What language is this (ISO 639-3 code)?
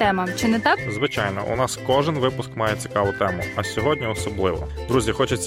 ukr